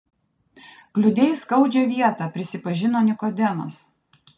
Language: Lithuanian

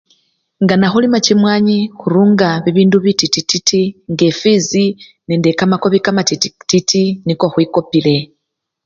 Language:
Luyia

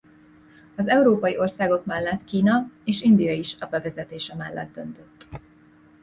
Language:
Hungarian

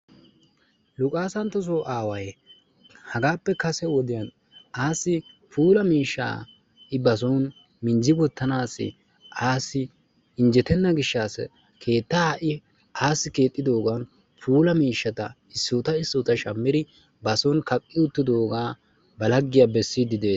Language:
Wolaytta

